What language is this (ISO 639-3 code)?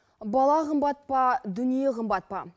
kaz